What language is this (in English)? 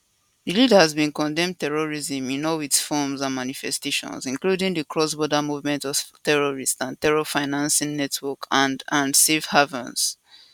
Nigerian Pidgin